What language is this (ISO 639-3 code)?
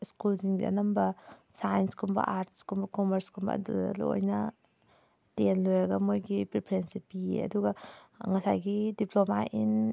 mni